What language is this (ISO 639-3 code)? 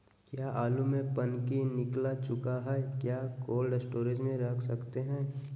mag